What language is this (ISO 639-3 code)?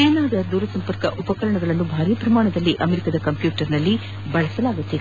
kan